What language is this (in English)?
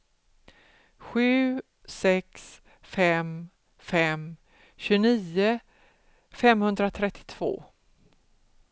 Swedish